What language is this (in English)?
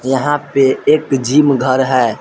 Hindi